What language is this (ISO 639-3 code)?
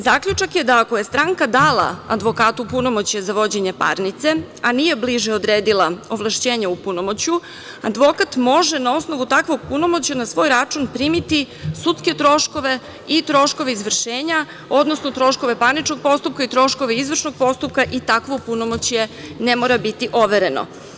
srp